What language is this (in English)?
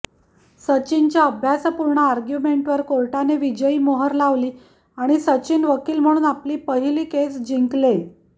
Marathi